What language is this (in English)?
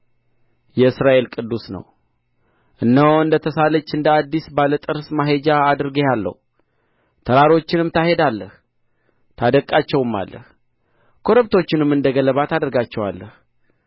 Amharic